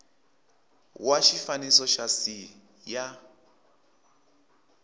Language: Tsonga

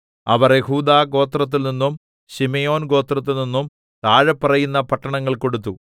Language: Malayalam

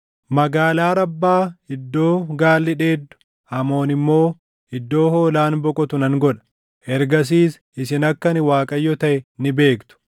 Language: Oromo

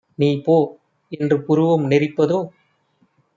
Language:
Tamil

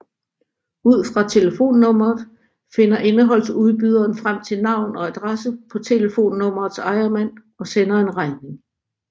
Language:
Danish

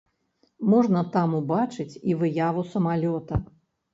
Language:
Belarusian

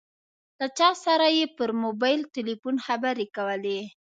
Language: Pashto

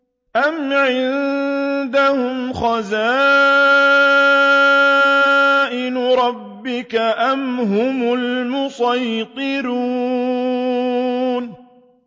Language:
Arabic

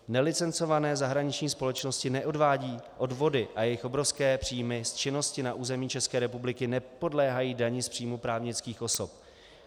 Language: Czech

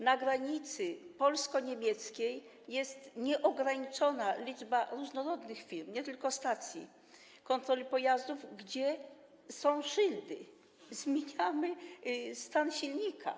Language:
Polish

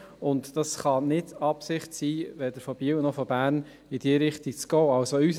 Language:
Swiss German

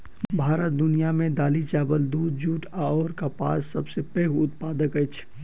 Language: Maithili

